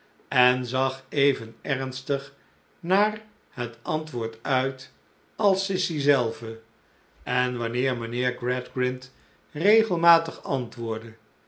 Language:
Dutch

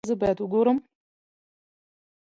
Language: Pashto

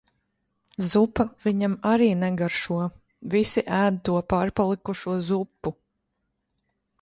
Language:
Latvian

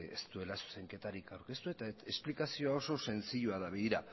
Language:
Basque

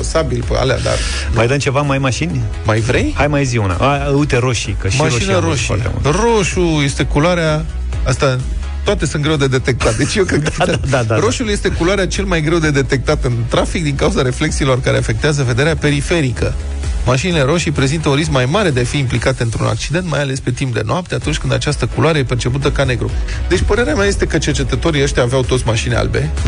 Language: Romanian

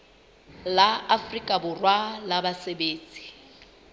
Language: Southern Sotho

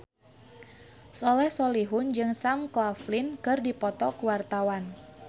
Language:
Sundanese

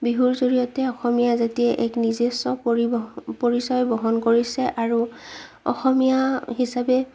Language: Assamese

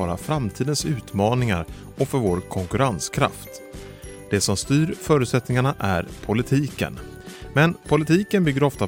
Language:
Swedish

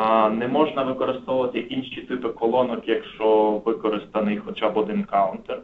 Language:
Ukrainian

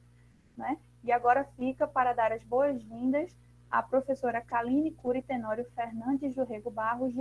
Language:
Portuguese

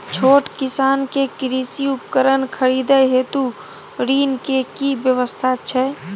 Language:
Maithili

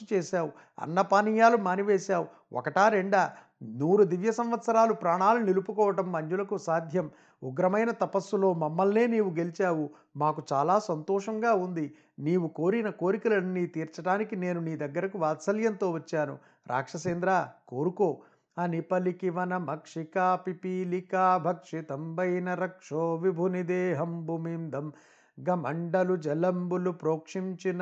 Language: Telugu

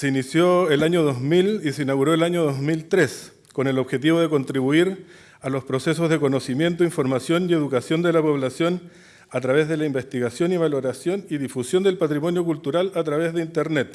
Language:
Spanish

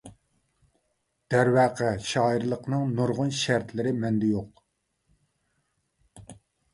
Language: Uyghur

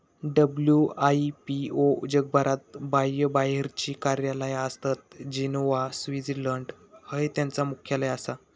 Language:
Marathi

